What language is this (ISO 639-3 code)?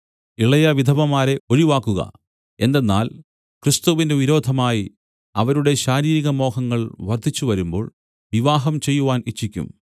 mal